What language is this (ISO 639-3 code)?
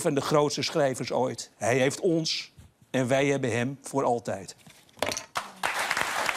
nld